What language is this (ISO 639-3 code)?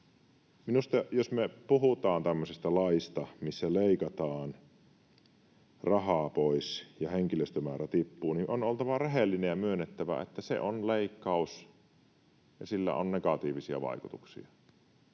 fin